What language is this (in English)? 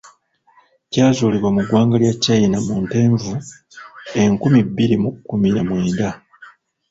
Ganda